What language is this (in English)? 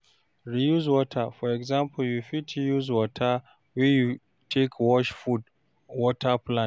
Nigerian Pidgin